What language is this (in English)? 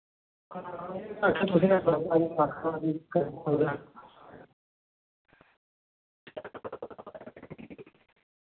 Dogri